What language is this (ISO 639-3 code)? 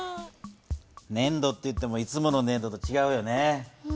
jpn